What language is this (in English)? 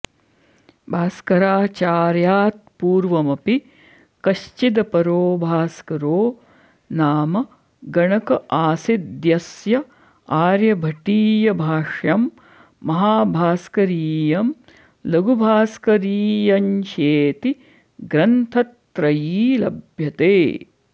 Sanskrit